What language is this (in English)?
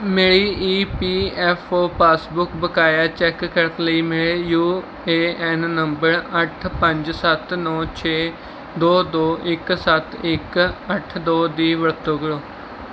Punjabi